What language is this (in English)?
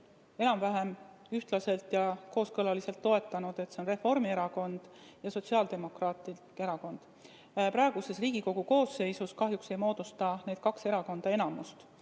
Estonian